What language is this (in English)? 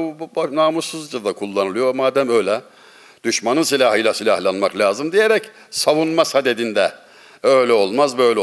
Turkish